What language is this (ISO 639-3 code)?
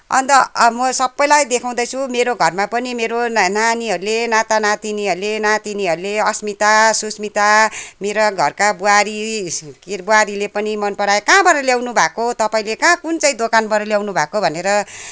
nep